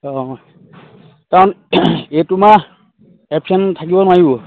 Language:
Assamese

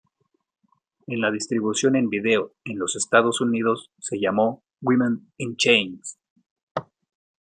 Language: Spanish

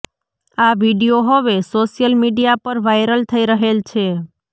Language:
Gujarati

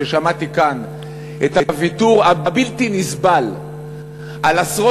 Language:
Hebrew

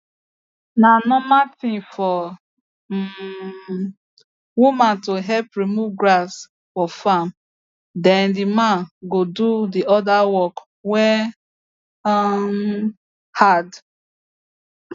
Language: Nigerian Pidgin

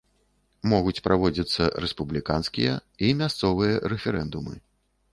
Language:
Belarusian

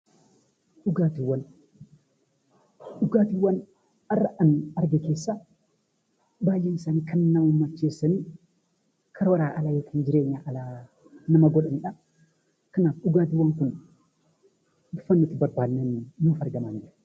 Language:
Oromo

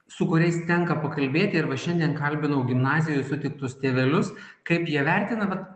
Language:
Lithuanian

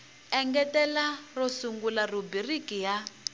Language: Tsonga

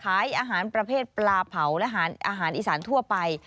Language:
Thai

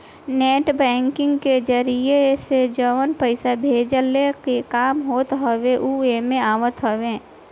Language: Bhojpuri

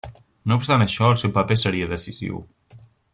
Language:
Catalan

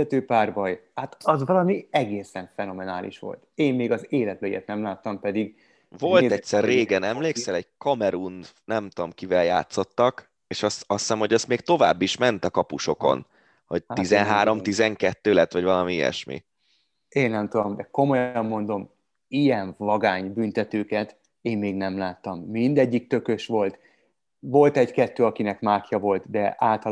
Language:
Hungarian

